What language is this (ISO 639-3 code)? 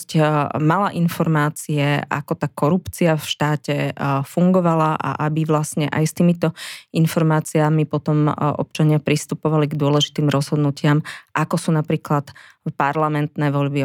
slk